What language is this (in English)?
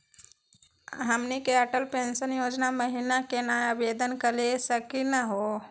Magahi